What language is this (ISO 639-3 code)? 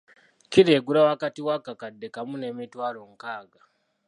lug